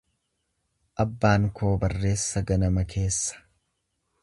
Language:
Oromo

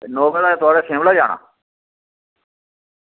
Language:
Dogri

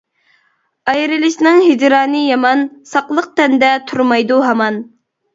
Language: Uyghur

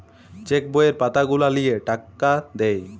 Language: Bangla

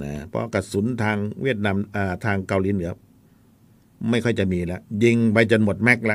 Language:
Thai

